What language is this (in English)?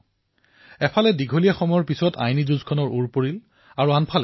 Assamese